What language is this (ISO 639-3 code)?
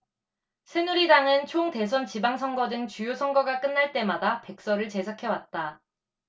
kor